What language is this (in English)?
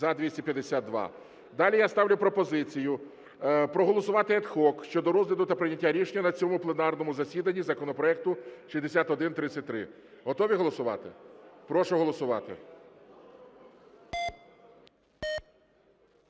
Ukrainian